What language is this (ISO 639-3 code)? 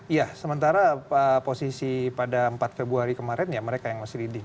ind